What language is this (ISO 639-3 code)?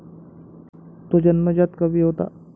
mar